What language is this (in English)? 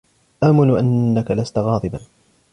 Arabic